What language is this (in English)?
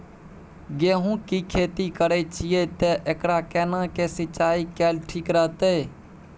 Maithili